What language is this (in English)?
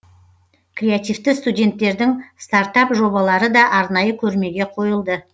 Kazakh